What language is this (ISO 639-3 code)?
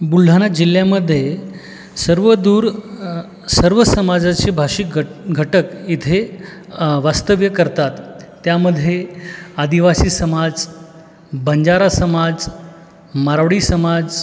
mar